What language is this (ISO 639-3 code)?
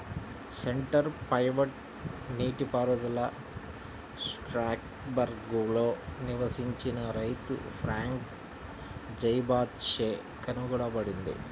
tel